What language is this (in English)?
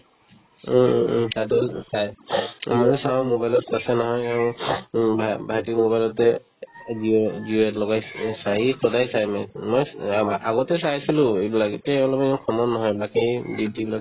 Assamese